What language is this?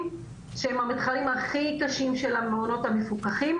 Hebrew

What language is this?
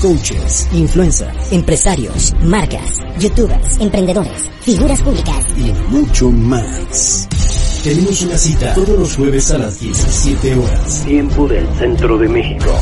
Spanish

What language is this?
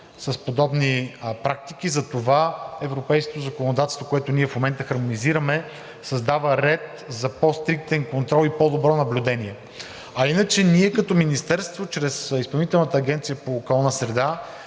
Bulgarian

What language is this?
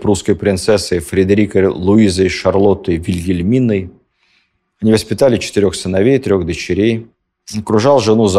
Russian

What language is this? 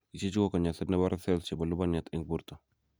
Kalenjin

